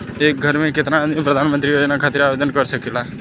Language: Bhojpuri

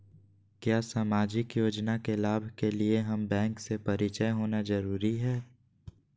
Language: Magahi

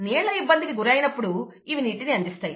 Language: Telugu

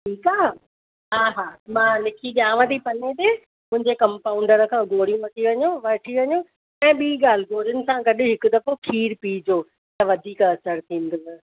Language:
Sindhi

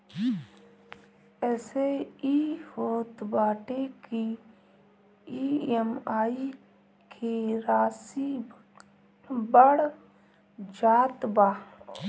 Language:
Bhojpuri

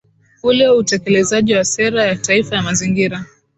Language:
Swahili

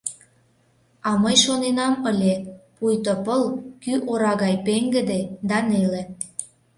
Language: Mari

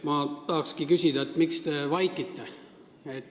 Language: Estonian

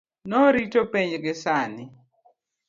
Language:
Luo (Kenya and Tanzania)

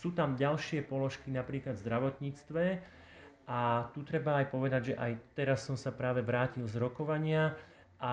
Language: Slovak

